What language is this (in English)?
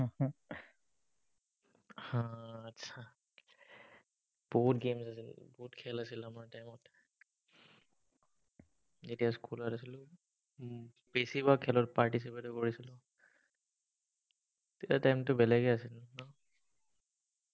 Assamese